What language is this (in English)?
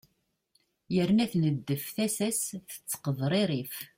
Kabyle